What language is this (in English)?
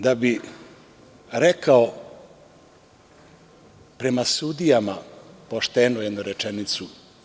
Serbian